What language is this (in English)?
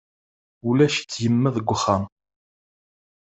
Kabyle